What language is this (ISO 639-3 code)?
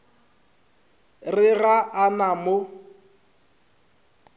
nso